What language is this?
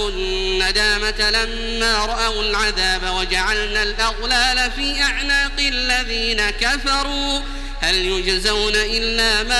Arabic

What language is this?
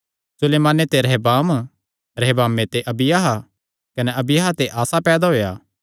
Kangri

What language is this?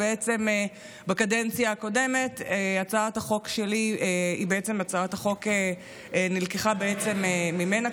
Hebrew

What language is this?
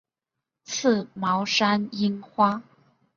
Chinese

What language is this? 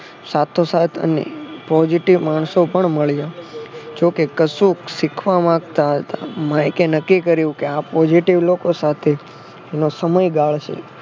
Gujarati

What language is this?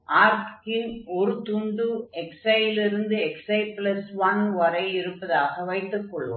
Tamil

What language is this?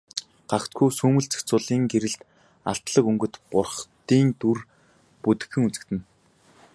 Mongolian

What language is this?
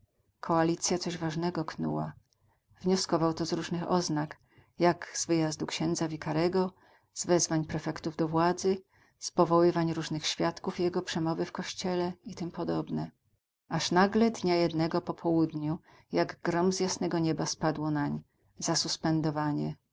Polish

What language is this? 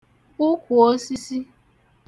Igbo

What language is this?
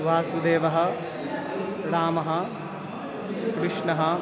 Sanskrit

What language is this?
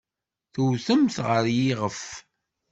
Kabyle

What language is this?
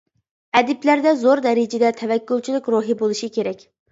Uyghur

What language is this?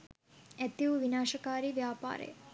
Sinhala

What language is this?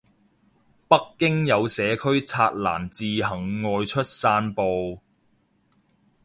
Cantonese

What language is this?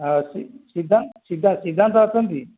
Odia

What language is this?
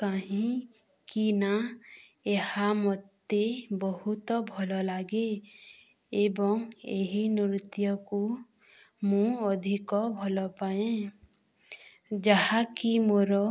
Odia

